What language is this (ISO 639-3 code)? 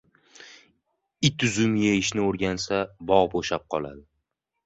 uzb